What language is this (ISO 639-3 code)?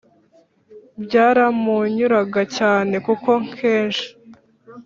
kin